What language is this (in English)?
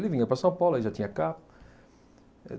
Portuguese